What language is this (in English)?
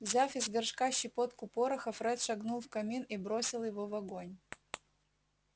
Russian